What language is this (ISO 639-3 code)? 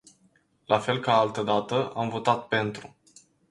ron